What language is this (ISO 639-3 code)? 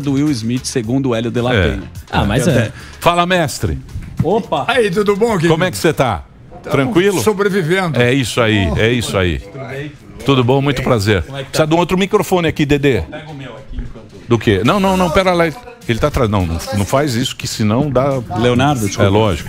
por